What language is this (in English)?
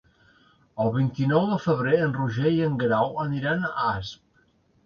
Catalan